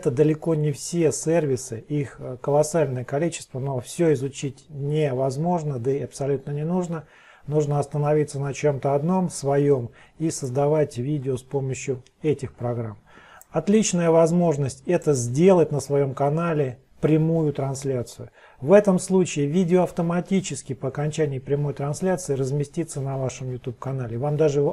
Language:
Russian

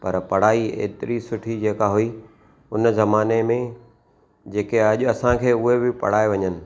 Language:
Sindhi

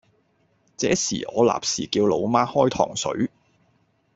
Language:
Cantonese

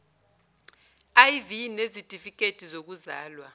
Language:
Zulu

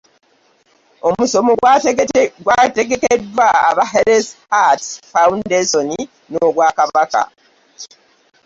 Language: Ganda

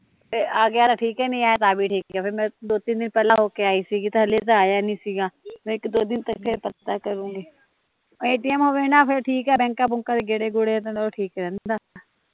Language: Punjabi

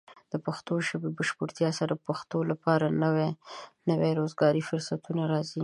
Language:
Pashto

